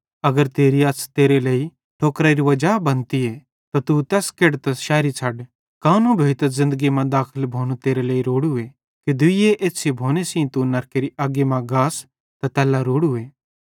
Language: Bhadrawahi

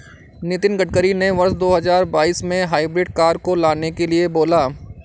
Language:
Hindi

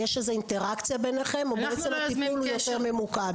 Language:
Hebrew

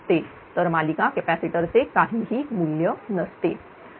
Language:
Marathi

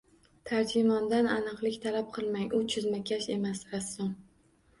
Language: Uzbek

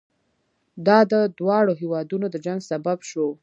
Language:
Pashto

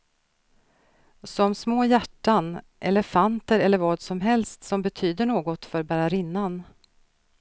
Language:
Swedish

